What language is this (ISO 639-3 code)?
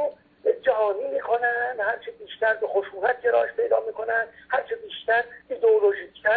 fas